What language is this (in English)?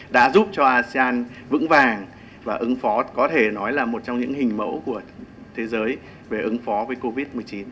Vietnamese